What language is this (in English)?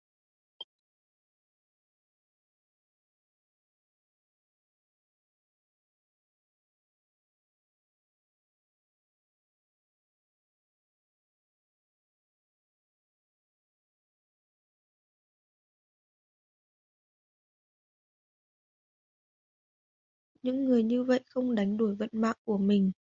Vietnamese